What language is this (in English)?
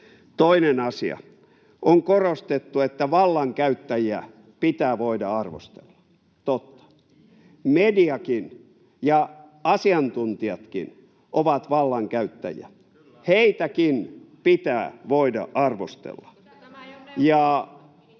Finnish